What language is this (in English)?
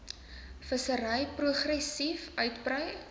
Afrikaans